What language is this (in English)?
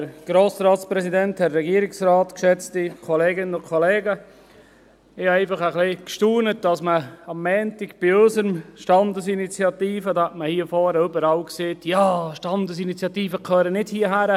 Swiss German